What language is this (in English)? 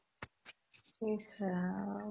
Assamese